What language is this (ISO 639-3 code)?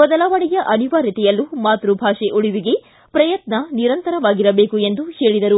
kan